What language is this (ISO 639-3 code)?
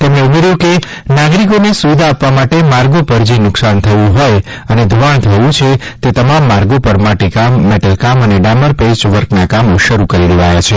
guj